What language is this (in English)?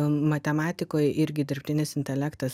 Lithuanian